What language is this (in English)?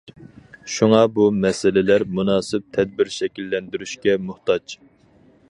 Uyghur